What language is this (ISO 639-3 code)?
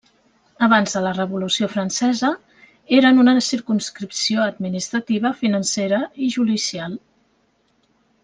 cat